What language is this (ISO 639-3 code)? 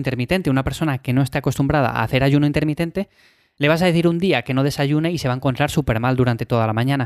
spa